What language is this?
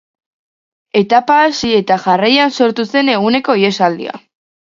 Basque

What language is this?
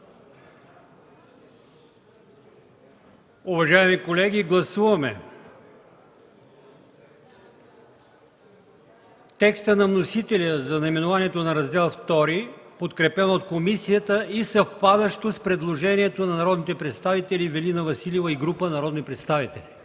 Bulgarian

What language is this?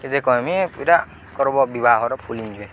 Odia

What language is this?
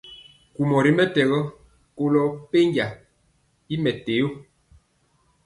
Mpiemo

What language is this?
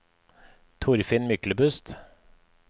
Norwegian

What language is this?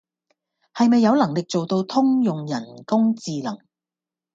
Cantonese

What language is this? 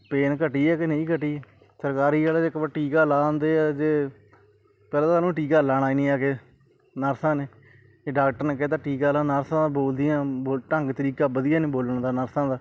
Punjabi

